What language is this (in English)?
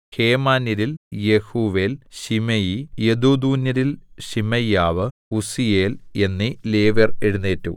Malayalam